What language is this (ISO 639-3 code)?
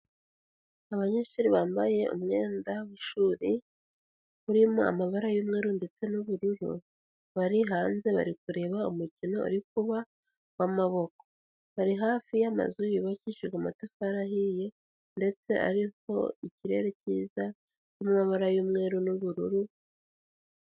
kin